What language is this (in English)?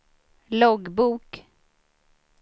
Swedish